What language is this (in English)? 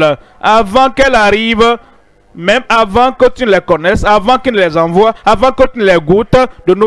French